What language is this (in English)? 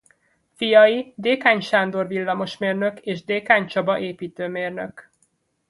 Hungarian